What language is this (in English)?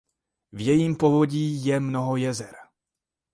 Czech